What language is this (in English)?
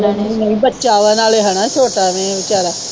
Punjabi